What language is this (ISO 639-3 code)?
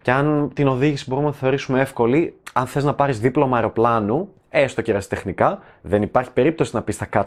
ell